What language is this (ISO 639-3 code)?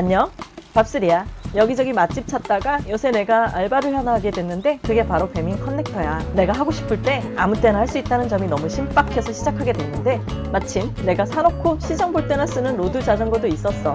kor